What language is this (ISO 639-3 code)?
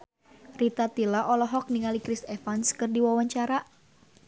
sun